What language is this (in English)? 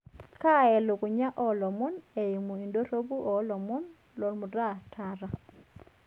Masai